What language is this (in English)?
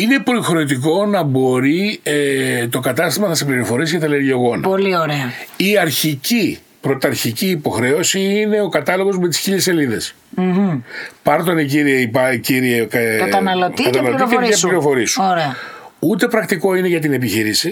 Greek